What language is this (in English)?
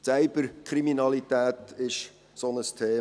Swiss German